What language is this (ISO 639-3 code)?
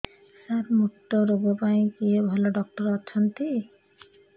ori